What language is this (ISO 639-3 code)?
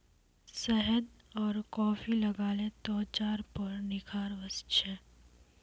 mag